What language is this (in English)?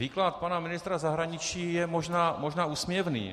Czech